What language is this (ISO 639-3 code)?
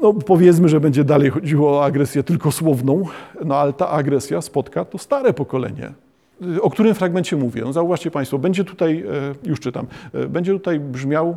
pol